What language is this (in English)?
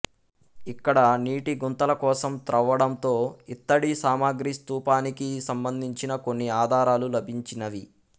Telugu